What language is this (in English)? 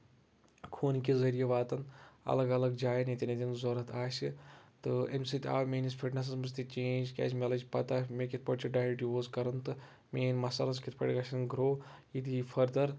Kashmiri